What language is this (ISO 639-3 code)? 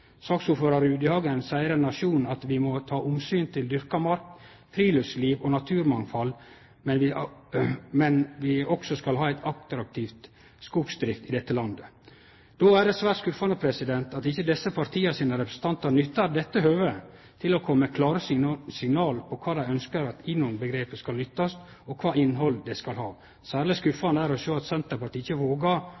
nno